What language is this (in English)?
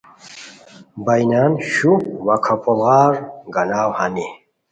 Khowar